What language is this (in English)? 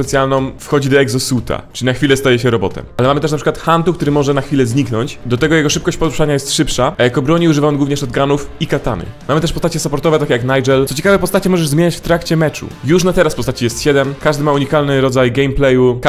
Polish